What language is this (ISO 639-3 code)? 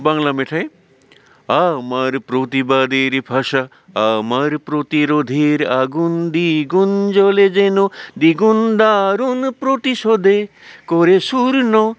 brx